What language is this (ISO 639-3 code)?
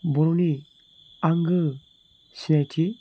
brx